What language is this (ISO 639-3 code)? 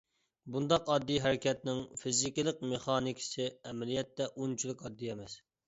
uig